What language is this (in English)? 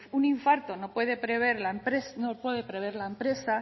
Spanish